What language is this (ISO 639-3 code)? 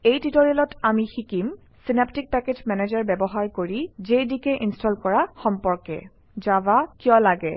asm